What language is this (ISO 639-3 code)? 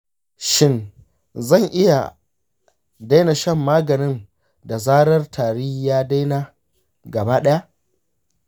hau